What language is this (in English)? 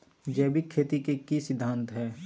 Magahi